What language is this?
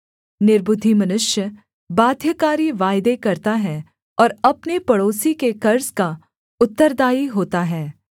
Hindi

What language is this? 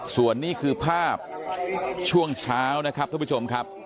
Thai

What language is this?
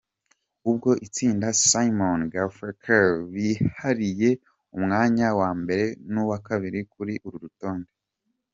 Kinyarwanda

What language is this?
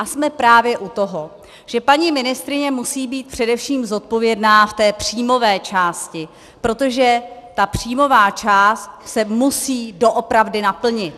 Czech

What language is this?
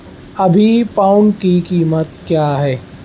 Urdu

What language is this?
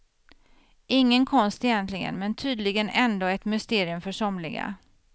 Swedish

